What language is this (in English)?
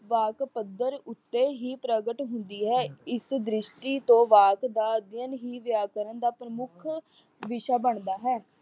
Punjabi